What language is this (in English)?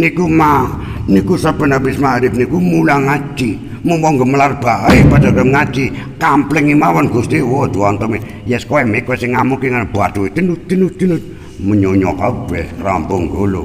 Indonesian